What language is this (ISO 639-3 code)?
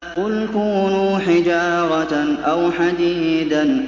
ara